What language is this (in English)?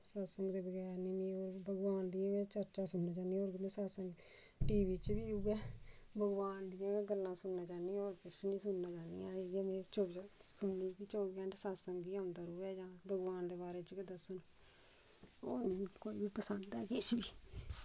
Dogri